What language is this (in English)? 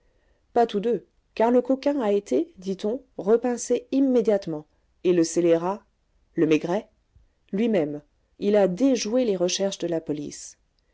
French